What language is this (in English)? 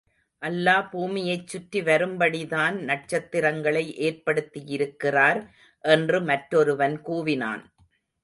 Tamil